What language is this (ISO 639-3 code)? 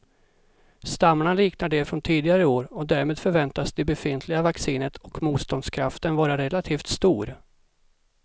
swe